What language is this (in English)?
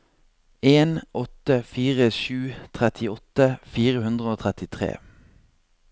Norwegian